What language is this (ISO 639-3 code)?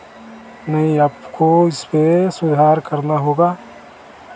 hin